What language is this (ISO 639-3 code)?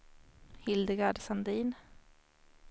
swe